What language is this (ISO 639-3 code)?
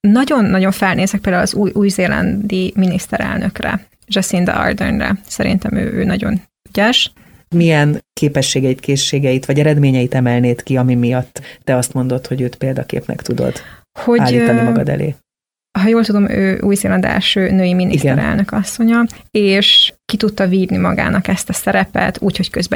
hun